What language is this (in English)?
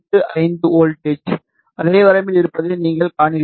Tamil